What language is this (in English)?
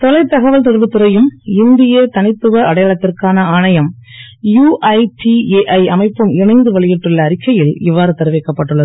Tamil